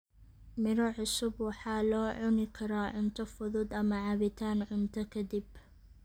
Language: Somali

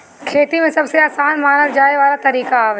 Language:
Bhojpuri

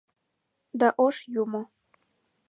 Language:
Mari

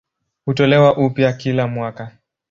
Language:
Swahili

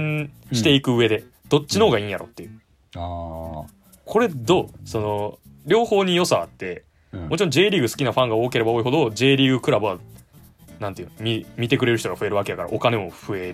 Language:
Japanese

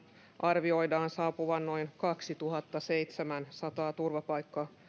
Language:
Finnish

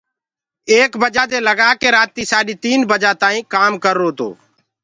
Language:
Gurgula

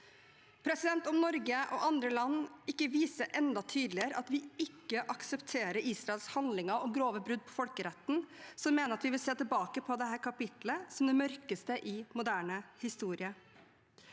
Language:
Norwegian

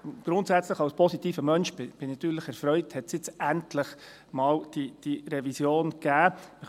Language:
Swiss German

